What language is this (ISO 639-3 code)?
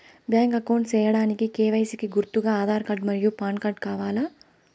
tel